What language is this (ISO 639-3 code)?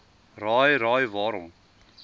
afr